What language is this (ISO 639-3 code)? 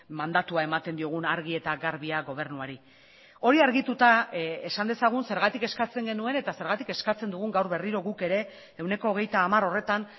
eus